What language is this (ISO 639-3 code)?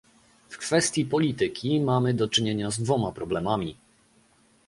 pol